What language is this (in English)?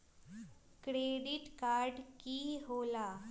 Magahi